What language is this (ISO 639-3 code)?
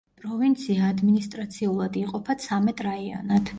kat